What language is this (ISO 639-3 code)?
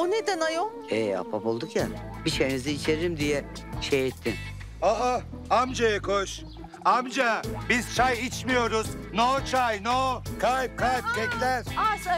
tur